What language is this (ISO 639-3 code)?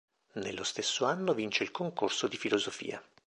ita